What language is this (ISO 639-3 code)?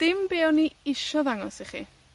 cym